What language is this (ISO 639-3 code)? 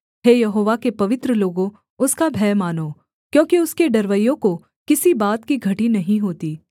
hin